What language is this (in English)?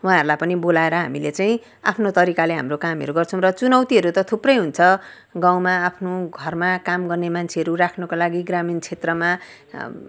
Nepali